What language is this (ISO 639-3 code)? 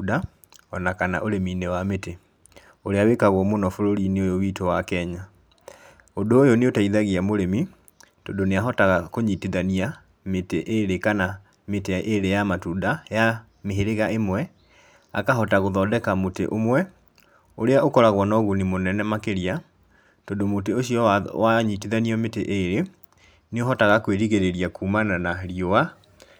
kik